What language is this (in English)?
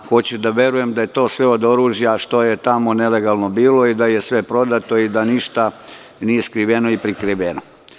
Serbian